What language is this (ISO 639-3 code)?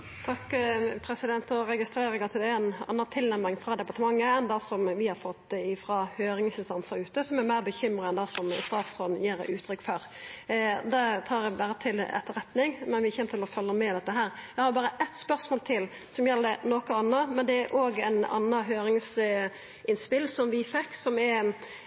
nno